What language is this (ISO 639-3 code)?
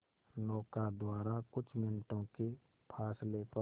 hin